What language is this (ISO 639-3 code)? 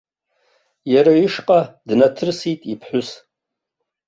abk